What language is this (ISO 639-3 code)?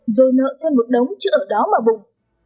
vie